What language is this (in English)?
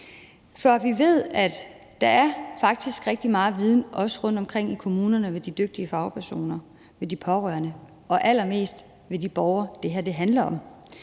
Danish